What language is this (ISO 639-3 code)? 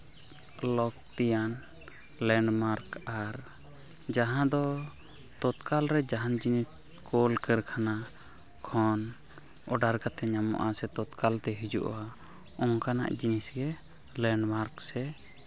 sat